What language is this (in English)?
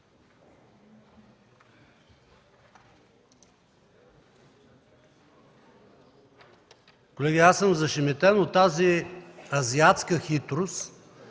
Bulgarian